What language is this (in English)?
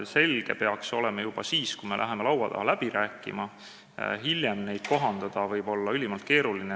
Estonian